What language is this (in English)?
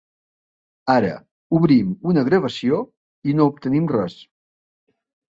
Catalan